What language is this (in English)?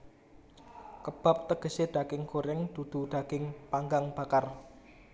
Javanese